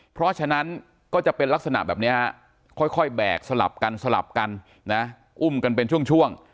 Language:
Thai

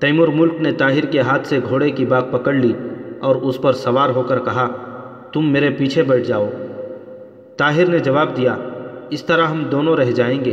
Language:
Urdu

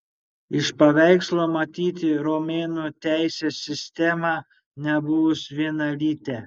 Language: Lithuanian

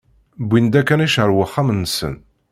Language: Kabyle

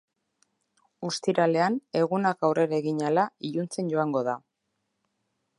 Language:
Basque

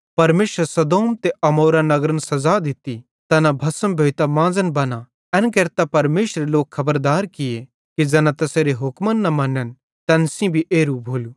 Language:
Bhadrawahi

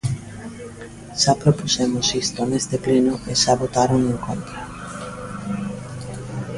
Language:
Galician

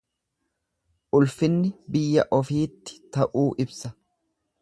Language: Oromo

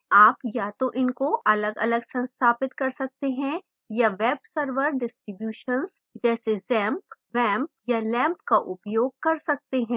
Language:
Hindi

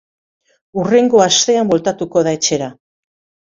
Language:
Basque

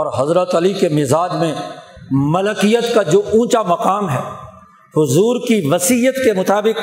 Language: Urdu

